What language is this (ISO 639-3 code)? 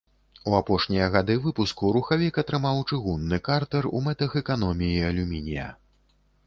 bel